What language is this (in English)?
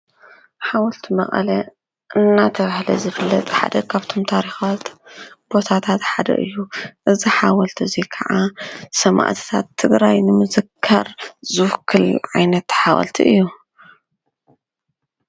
Tigrinya